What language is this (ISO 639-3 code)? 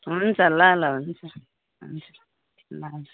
nep